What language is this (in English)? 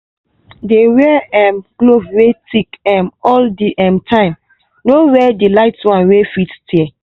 Nigerian Pidgin